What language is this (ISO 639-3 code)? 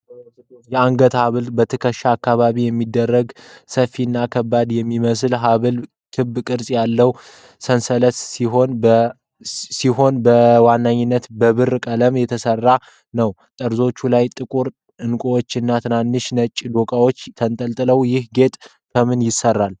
amh